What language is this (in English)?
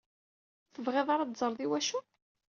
Kabyle